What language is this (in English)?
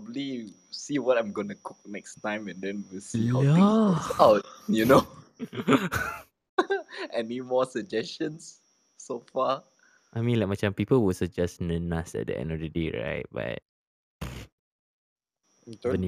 Malay